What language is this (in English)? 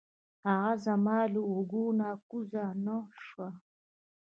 Pashto